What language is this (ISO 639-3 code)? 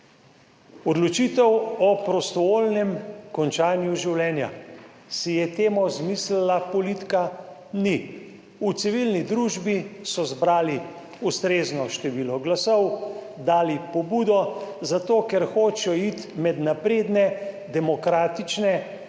slv